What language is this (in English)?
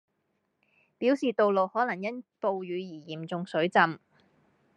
Cantonese